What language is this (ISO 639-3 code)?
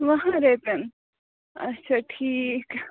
kas